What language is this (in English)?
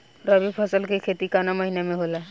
Bhojpuri